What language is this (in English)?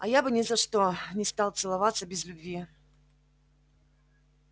Russian